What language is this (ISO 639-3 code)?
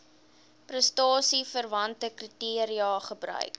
afr